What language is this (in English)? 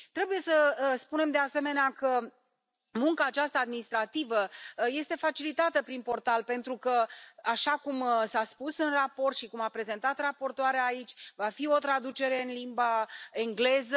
Romanian